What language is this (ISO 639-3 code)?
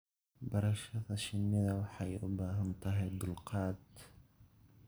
som